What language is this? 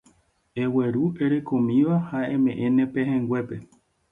Guarani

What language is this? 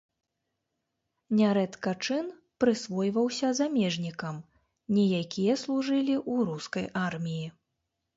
Belarusian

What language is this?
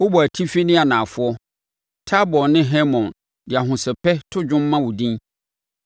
Akan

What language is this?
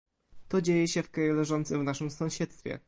Polish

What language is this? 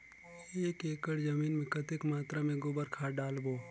Chhattisgarhi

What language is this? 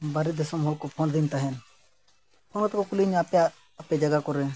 Santali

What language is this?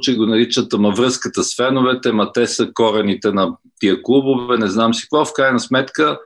Bulgarian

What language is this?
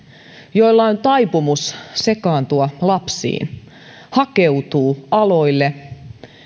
Finnish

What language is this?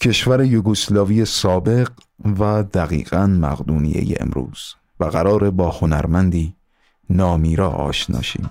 Persian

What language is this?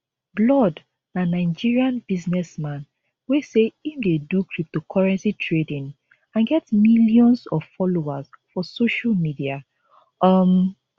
Nigerian Pidgin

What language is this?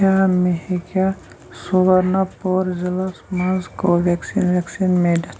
Kashmiri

